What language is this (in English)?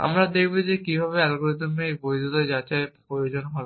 Bangla